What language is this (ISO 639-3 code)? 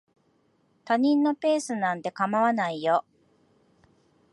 jpn